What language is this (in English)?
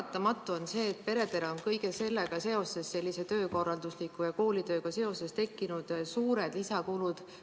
Estonian